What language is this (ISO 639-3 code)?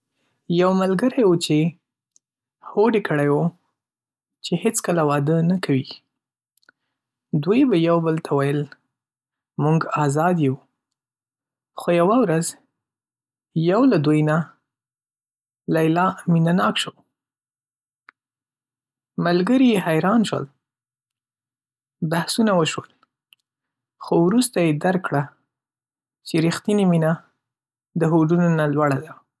pus